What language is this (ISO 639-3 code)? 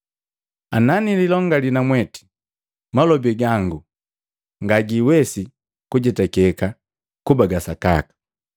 mgv